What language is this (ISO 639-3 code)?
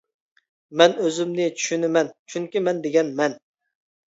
uig